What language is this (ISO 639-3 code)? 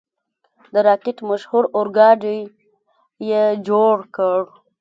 pus